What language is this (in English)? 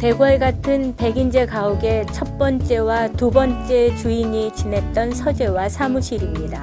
Korean